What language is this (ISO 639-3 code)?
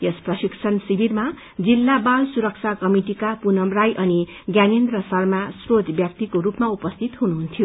nep